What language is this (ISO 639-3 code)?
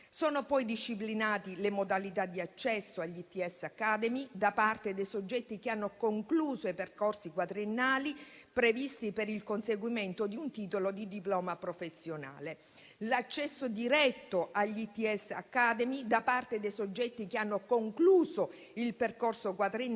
ita